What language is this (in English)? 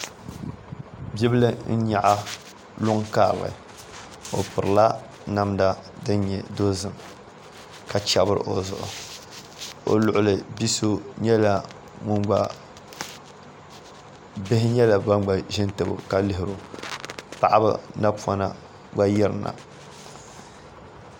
Dagbani